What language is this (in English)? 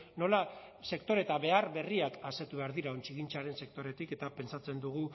Basque